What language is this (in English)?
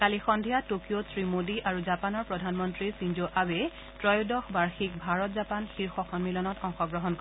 Assamese